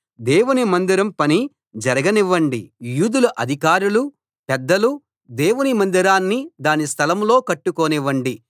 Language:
Telugu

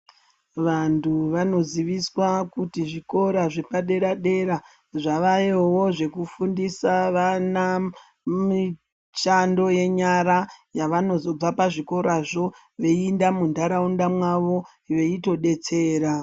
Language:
Ndau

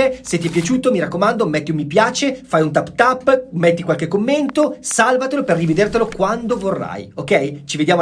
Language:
Italian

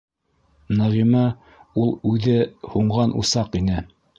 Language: Bashkir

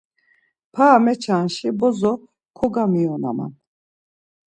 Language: Laz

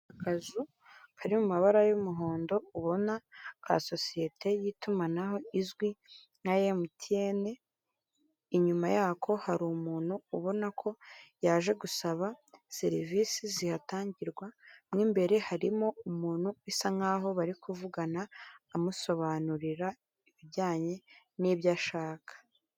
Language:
Kinyarwanda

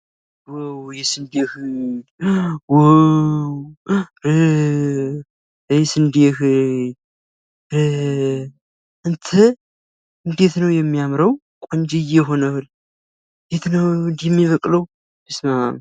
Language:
Amharic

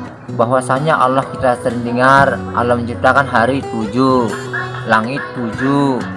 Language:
Indonesian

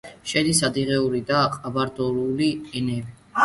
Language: Georgian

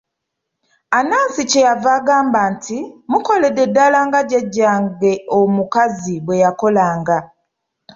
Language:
Ganda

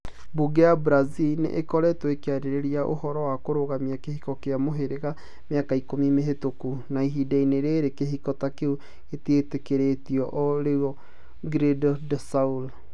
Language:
Kikuyu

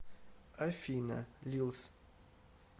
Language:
Russian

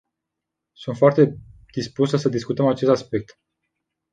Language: Romanian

